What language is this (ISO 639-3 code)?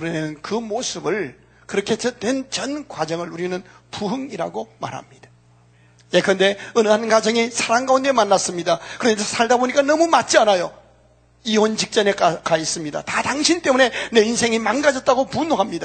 kor